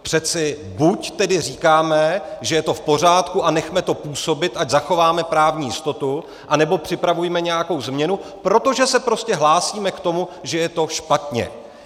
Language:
Czech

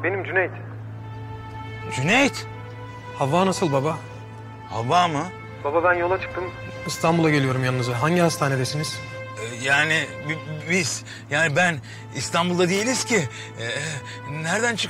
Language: Turkish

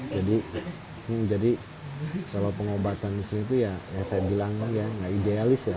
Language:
Indonesian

